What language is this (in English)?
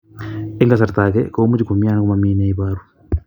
Kalenjin